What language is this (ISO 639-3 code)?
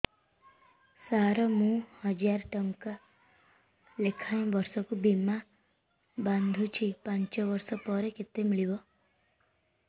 ori